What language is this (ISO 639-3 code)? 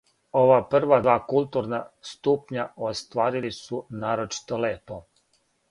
srp